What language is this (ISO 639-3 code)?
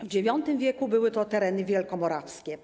pol